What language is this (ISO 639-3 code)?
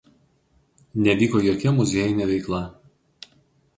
lit